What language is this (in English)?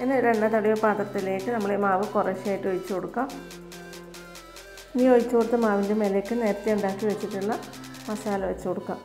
Malayalam